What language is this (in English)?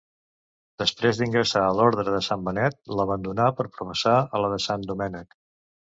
Catalan